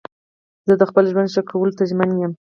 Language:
Pashto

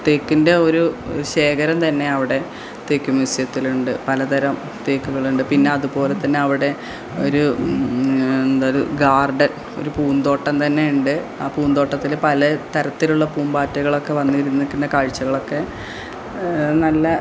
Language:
Malayalam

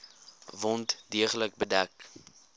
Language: Afrikaans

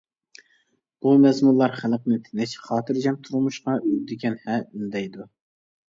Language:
Uyghur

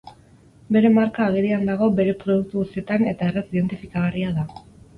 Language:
Basque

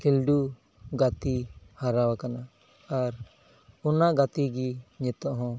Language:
Santali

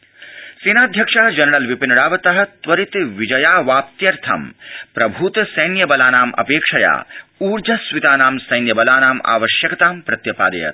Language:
Sanskrit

